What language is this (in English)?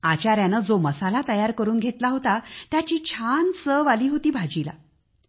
Marathi